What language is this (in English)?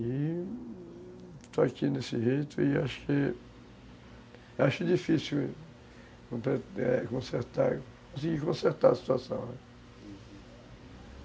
Portuguese